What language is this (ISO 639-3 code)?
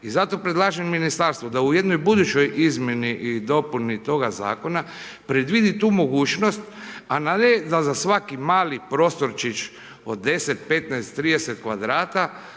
hrv